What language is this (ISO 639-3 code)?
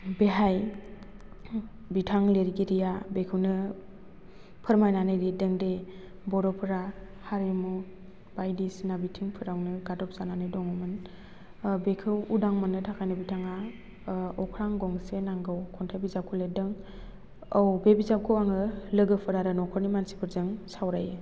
brx